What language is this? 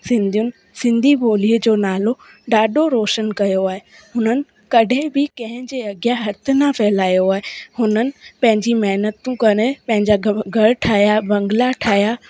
Sindhi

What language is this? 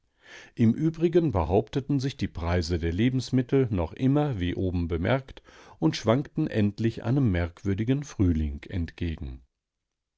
German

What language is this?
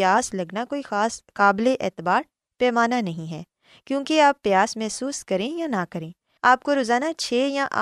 Urdu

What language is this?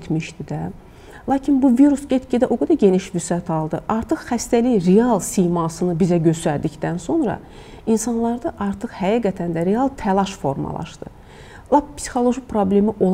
Turkish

